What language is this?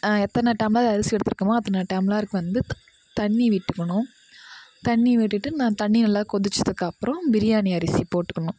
Tamil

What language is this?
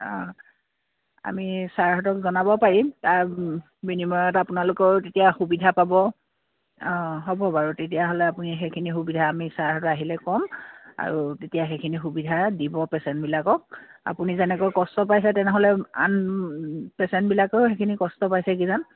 Assamese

